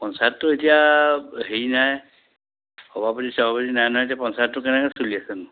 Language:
Assamese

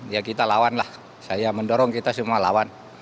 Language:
Indonesian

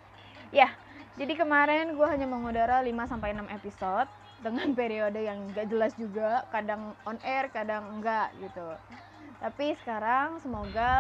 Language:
Indonesian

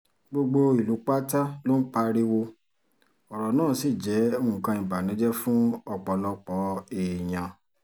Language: Yoruba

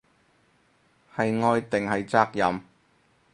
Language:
Cantonese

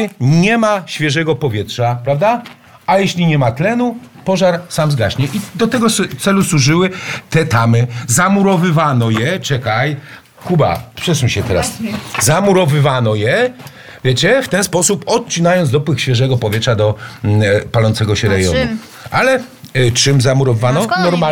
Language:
Polish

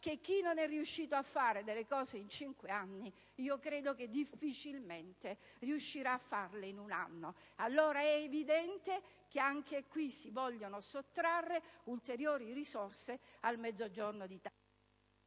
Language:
Italian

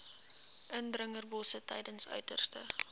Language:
Afrikaans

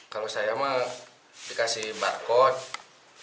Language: Indonesian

